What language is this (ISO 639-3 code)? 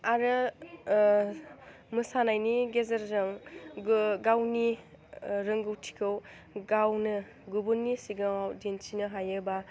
brx